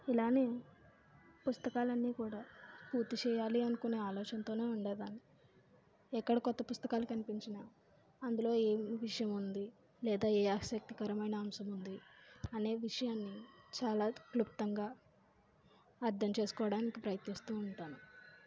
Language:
Telugu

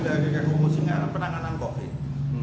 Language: Indonesian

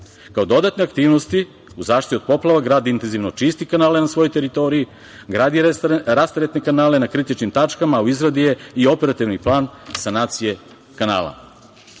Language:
Serbian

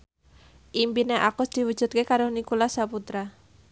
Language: Javanese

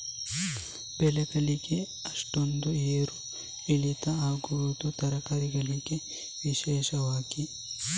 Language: Kannada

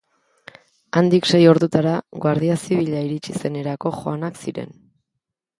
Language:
Basque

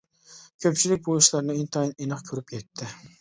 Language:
Uyghur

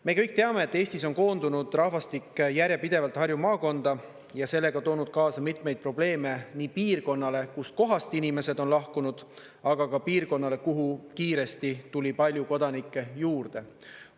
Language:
Estonian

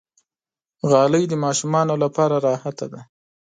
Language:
Pashto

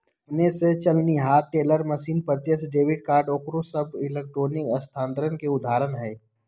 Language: Magahi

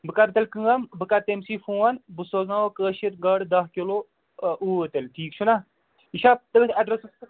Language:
Kashmiri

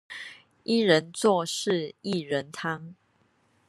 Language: Chinese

